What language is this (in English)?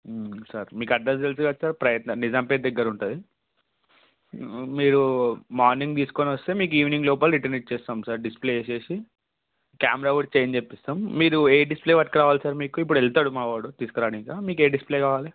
Telugu